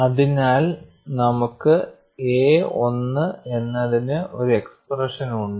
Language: Malayalam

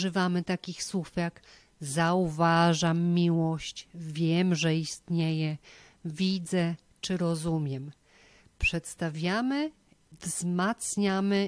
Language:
Polish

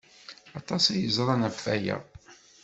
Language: Kabyle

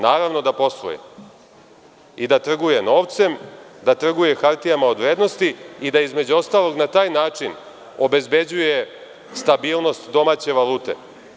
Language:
Serbian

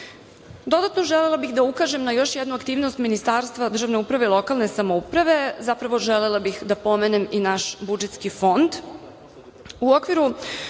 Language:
Serbian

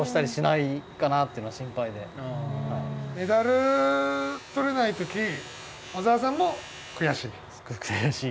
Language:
Japanese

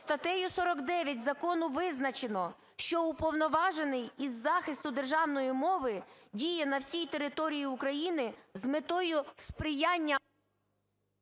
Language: Ukrainian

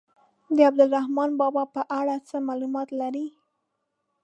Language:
Pashto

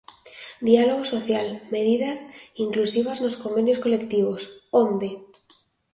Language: Galician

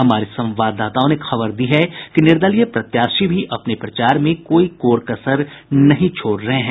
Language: Hindi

